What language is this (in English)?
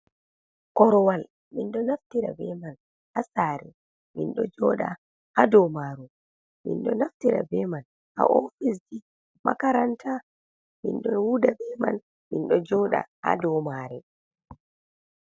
Fula